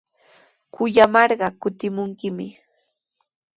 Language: Sihuas Ancash Quechua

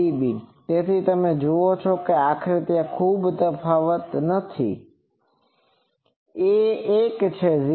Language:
Gujarati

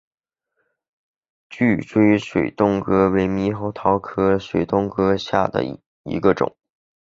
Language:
Chinese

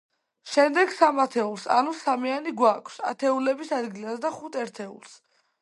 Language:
Georgian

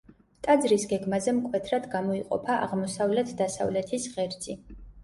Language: Georgian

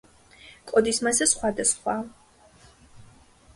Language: Georgian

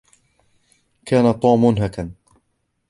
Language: Arabic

